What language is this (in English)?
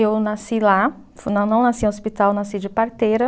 Portuguese